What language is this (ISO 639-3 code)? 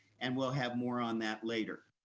eng